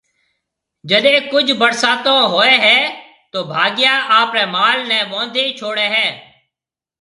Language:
Marwari (Pakistan)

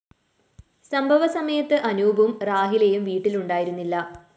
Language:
Malayalam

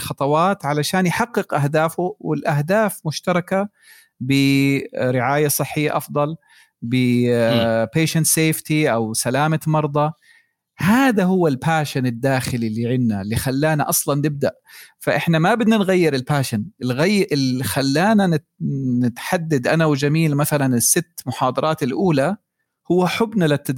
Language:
Arabic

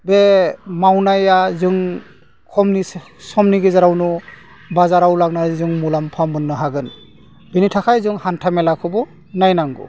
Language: Bodo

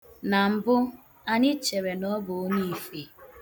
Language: Igbo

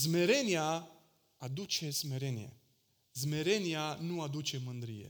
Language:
Romanian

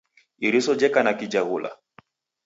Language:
Taita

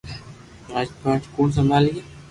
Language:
Loarki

